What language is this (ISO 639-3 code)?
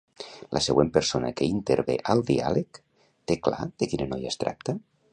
cat